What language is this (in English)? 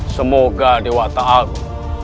Indonesian